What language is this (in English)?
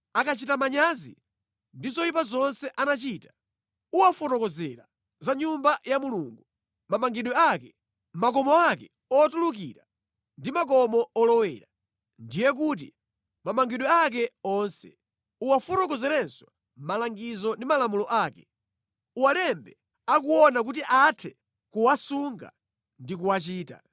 Nyanja